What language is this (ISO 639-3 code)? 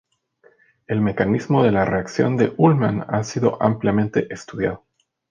spa